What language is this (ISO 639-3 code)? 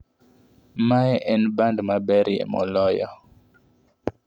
luo